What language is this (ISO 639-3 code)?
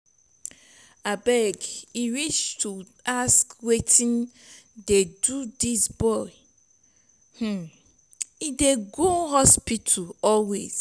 pcm